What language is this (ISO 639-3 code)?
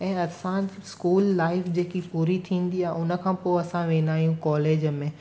snd